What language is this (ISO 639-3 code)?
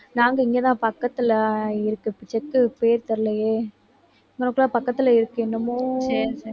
tam